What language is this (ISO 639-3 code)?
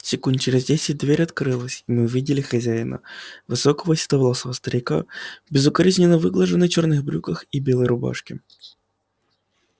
rus